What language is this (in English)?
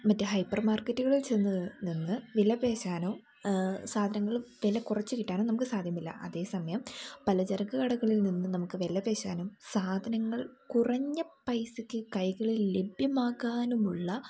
Malayalam